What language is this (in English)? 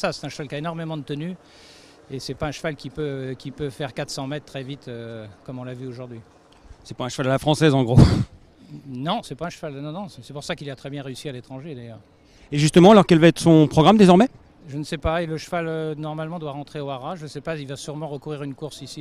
French